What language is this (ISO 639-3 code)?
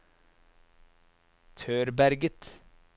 nor